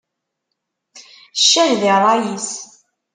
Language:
Kabyle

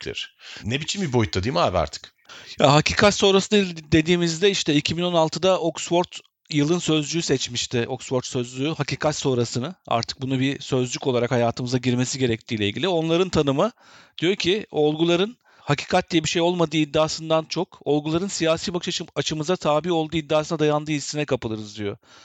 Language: Turkish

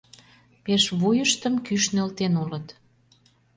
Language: Mari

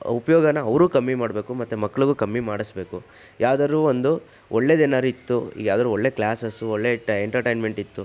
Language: Kannada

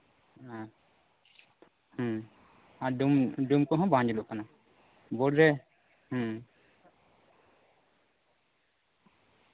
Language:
Santali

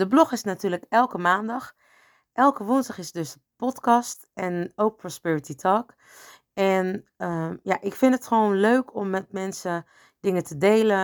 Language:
Dutch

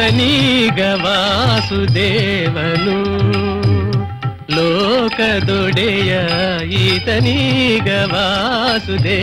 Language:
Kannada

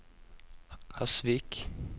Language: Norwegian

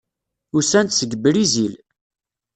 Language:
Kabyle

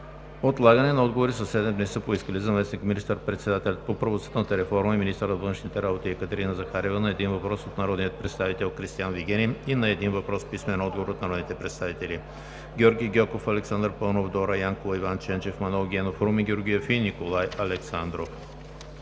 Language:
Bulgarian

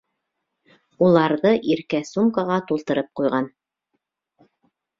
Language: Bashkir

